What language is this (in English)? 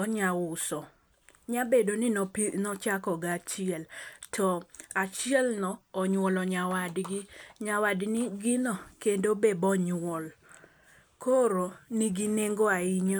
Luo (Kenya and Tanzania)